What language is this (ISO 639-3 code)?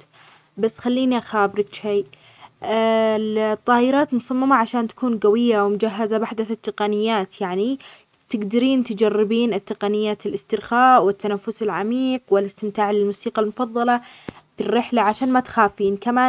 acx